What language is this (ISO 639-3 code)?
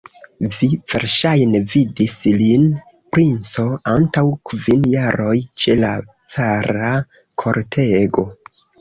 epo